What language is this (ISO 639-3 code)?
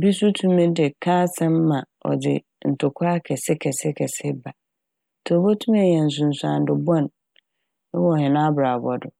aka